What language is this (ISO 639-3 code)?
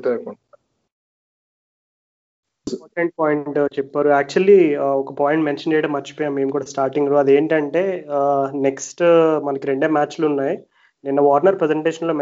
tel